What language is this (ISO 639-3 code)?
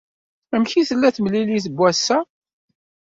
kab